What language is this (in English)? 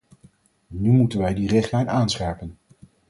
Dutch